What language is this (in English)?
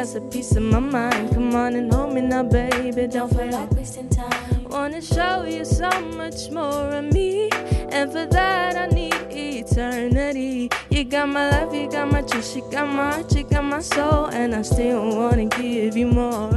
Dutch